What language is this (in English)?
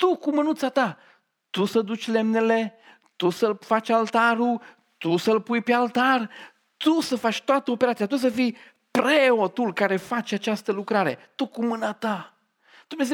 Romanian